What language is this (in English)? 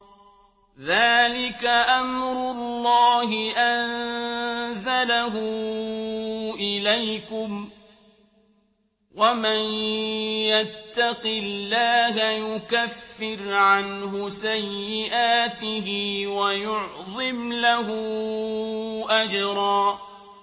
Arabic